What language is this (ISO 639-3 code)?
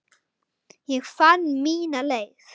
isl